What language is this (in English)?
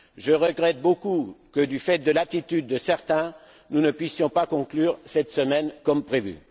French